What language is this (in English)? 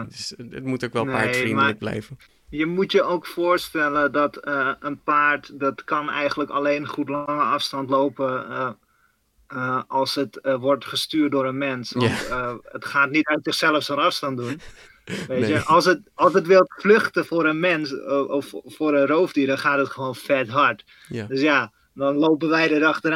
Dutch